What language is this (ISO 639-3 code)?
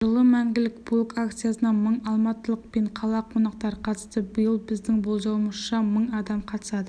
kaz